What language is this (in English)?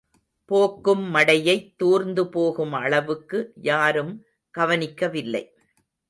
Tamil